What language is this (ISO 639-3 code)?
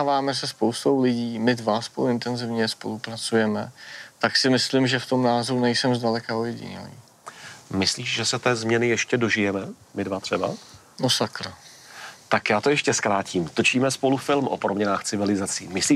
ces